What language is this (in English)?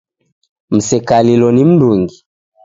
Taita